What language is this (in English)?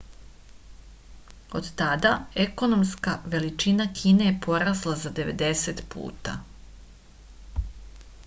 Serbian